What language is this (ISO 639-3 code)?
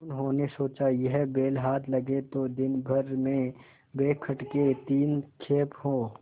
hin